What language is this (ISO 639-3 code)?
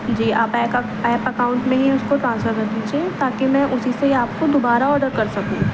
urd